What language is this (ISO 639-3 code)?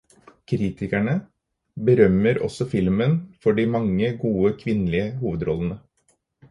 nob